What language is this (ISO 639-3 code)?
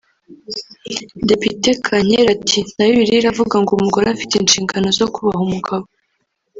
kin